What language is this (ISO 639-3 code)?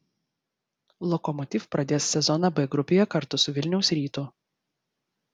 lit